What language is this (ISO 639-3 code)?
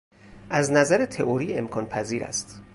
fas